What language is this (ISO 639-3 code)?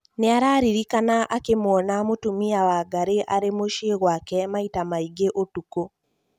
kik